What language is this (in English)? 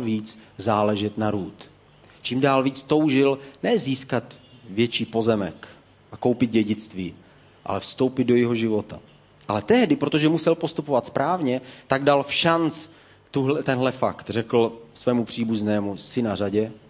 Czech